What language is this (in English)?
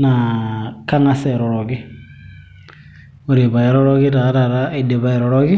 Masai